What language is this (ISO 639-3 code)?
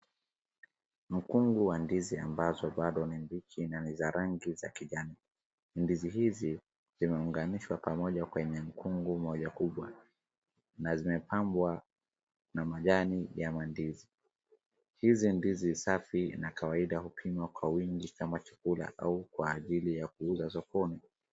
swa